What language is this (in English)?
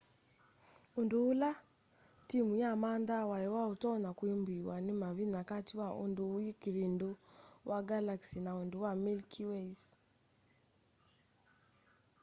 Kamba